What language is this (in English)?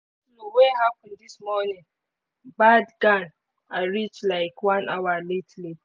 Nigerian Pidgin